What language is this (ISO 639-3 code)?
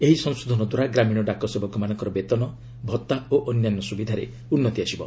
ori